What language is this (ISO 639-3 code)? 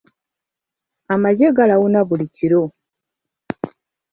lug